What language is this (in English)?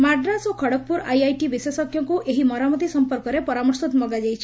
Odia